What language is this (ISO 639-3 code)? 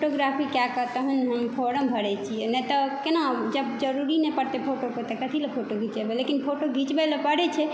mai